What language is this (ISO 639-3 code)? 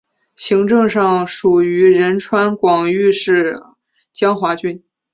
zho